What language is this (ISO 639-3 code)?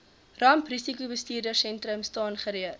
afr